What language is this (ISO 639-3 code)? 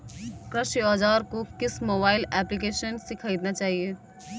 hin